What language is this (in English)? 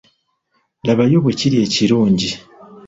Ganda